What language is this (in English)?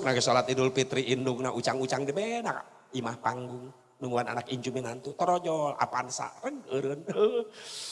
Indonesian